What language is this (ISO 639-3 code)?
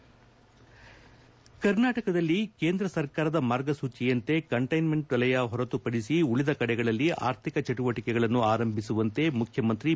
kan